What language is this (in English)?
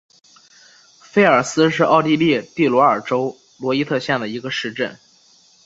Chinese